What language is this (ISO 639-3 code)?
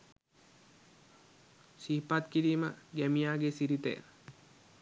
sin